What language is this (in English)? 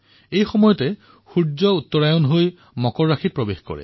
Assamese